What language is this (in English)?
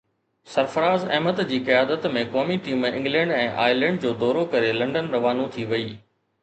Sindhi